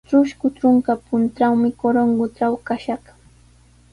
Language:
Sihuas Ancash Quechua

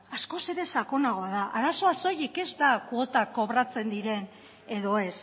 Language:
Basque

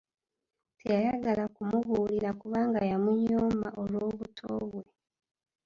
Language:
Ganda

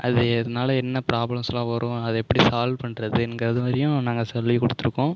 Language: Tamil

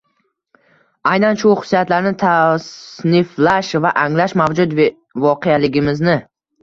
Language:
Uzbek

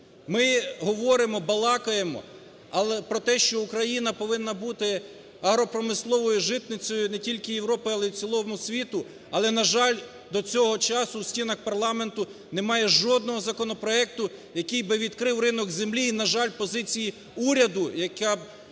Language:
Ukrainian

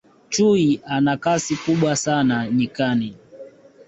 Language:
Swahili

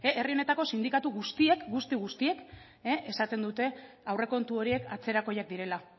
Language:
Basque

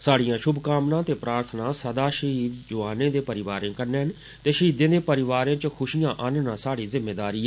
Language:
Dogri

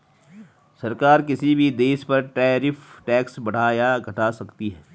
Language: Hindi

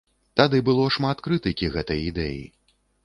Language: Belarusian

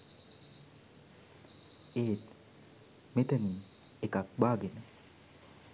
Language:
Sinhala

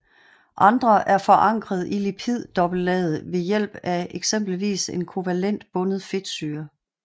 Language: Danish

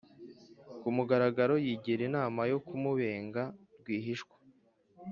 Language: Kinyarwanda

